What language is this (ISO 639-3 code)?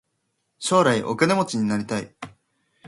jpn